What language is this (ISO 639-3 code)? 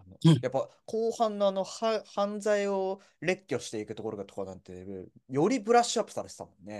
jpn